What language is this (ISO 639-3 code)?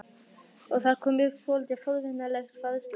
isl